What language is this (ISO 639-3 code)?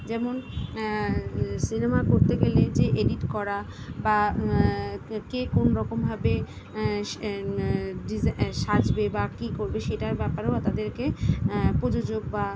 ben